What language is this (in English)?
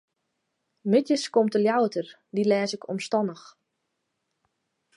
Western Frisian